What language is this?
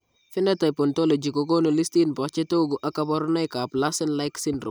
Kalenjin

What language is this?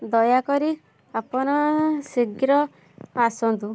Odia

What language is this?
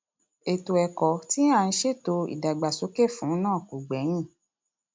Yoruba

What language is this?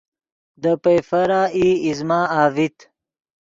Yidgha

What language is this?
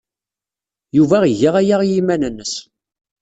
Kabyle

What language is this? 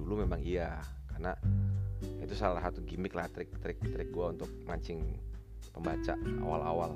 Indonesian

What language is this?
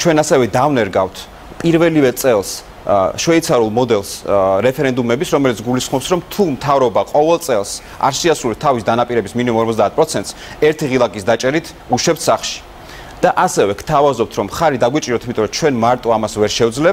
Dutch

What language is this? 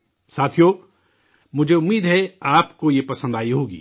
Urdu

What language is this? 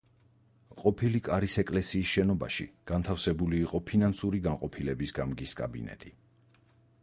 Georgian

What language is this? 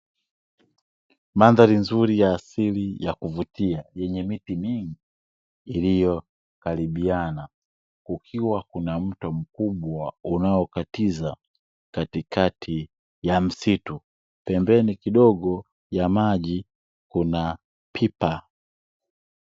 Swahili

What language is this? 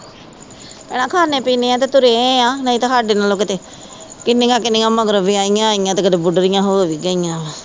Punjabi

